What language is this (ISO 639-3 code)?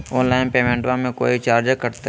mag